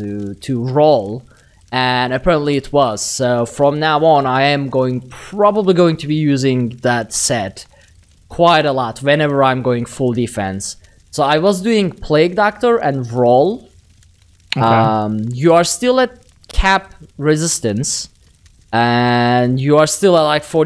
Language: English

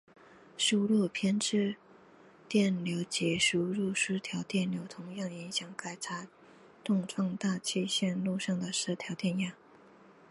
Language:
Chinese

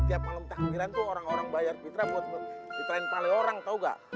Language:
Indonesian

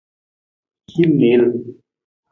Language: Nawdm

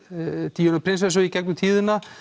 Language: Icelandic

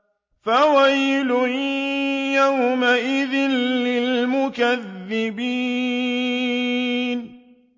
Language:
Arabic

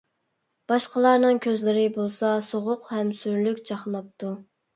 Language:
Uyghur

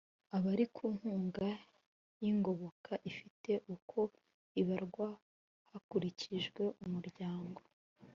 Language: Kinyarwanda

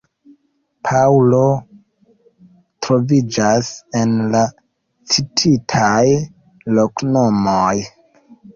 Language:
Esperanto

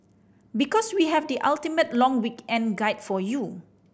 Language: English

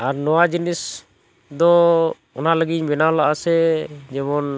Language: Santali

